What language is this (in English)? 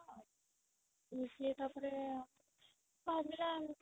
Odia